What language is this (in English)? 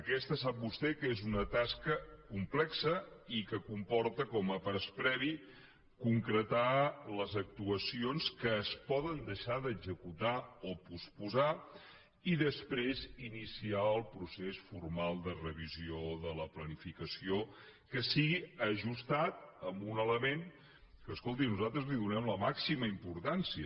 Catalan